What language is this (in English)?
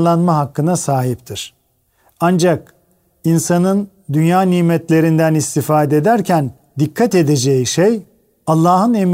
Turkish